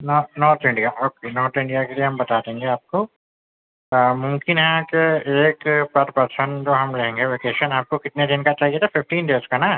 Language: Urdu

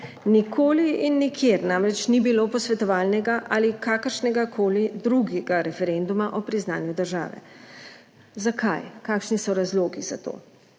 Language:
Slovenian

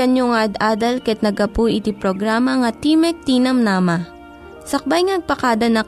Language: Filipino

